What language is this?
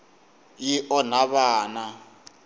Tsonga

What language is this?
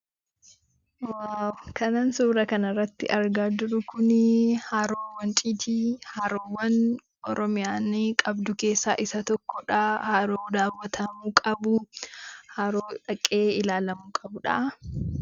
Oromo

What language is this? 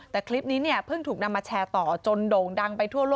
Thai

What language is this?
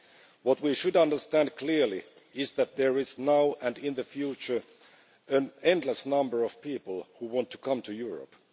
English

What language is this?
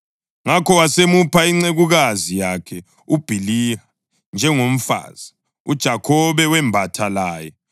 North Ndebele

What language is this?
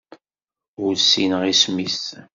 Kabyle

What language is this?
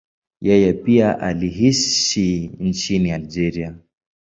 Swahili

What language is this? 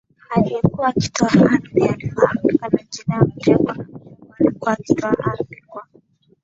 Swahili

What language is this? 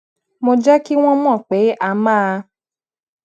Yoruba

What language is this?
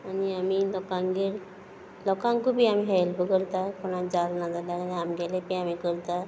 Konkani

